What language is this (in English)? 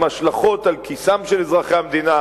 Hebrew